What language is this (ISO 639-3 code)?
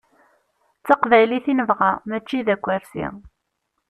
kab